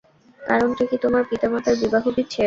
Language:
Bangla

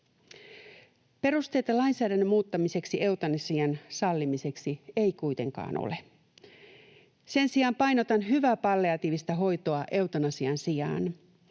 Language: Finnish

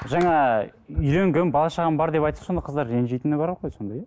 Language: Kazakh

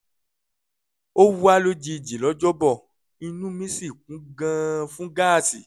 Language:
Yoruba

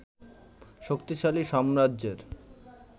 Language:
Bangla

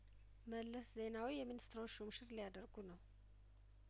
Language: Amharic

